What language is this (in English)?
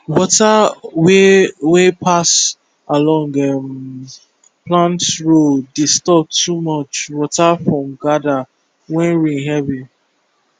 Nigerian Pidgin